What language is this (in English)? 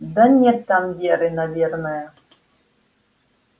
Russian